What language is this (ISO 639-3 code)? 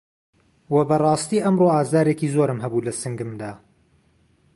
ckb